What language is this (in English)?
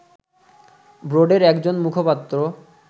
Bangla